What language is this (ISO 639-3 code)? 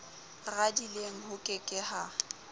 sot